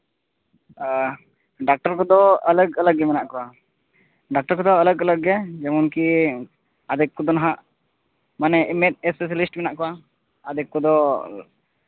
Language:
Santali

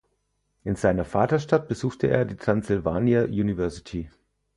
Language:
German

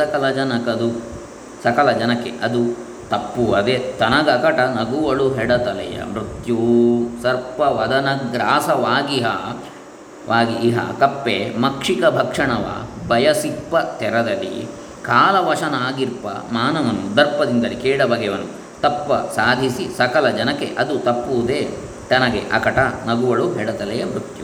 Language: Kannada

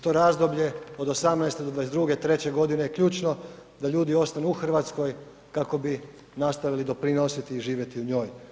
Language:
Croatian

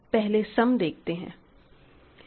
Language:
Hindi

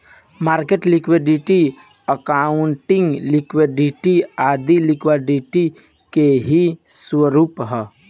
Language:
Bhojpuri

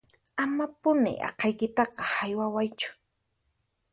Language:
Puno Quechua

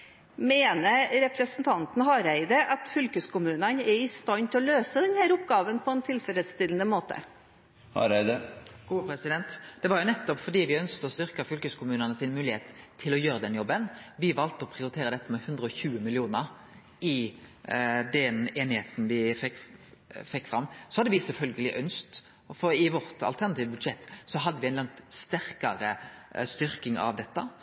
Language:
Norwegian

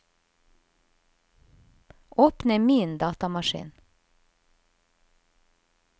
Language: Norwegian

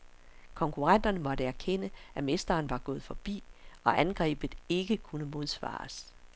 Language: Danish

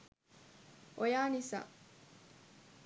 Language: Sinhala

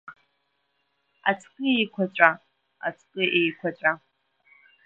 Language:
Abkhazian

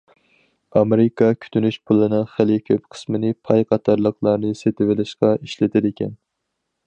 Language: Uyghur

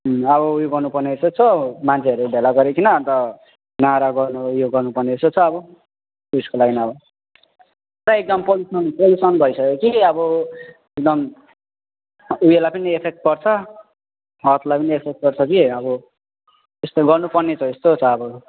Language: Nepali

